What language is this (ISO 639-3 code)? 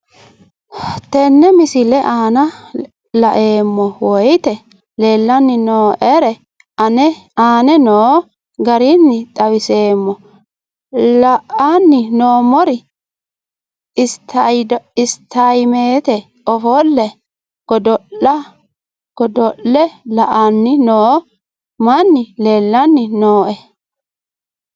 sid